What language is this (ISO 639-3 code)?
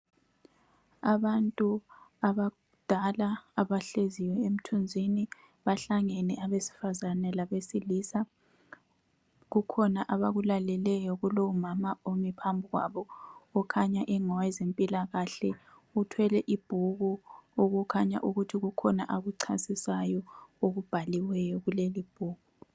nde